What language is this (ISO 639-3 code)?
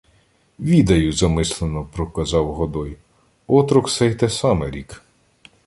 ukr